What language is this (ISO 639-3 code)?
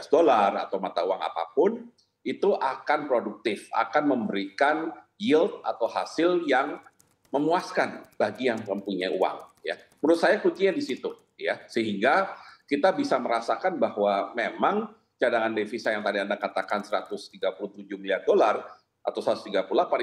ind